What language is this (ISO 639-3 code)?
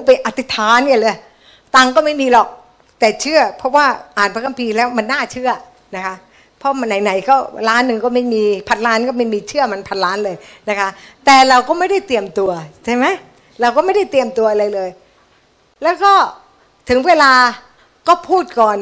tha